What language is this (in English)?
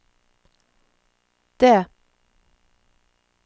Norwegian